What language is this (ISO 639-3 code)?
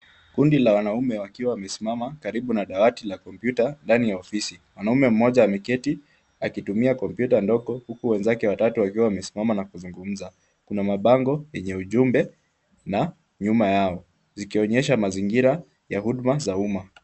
swa